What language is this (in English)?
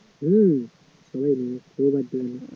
Bangla